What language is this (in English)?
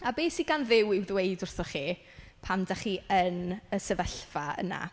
Welsh